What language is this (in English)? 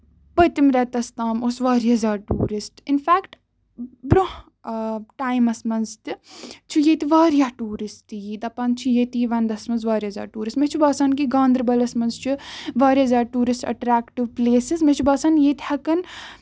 Kashmiri